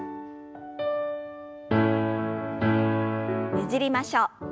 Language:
Japanese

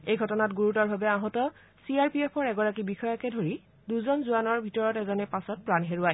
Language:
Assamese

